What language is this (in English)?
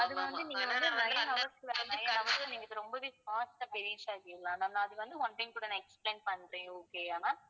Tamil